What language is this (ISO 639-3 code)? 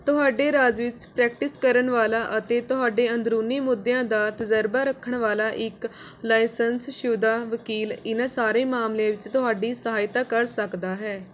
pan